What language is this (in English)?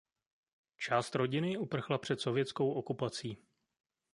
Czech